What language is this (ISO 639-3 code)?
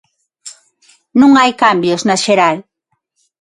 glg